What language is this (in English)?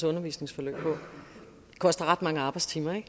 Danish